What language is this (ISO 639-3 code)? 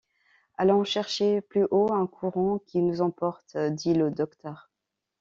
fra